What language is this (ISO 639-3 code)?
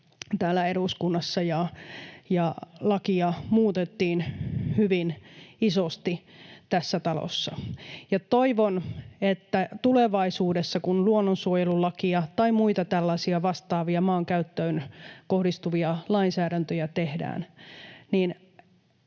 fin